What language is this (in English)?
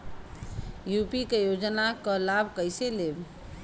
Bhojpuri